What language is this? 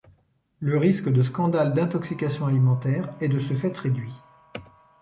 French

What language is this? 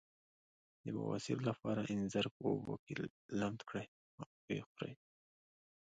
Pashto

